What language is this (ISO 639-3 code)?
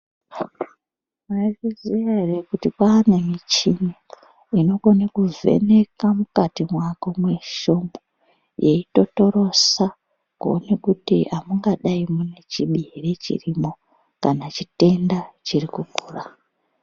ndc